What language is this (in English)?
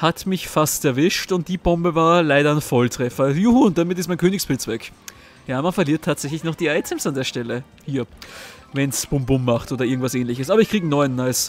German